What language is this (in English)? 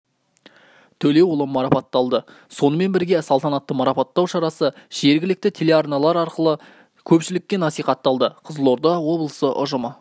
Kazakh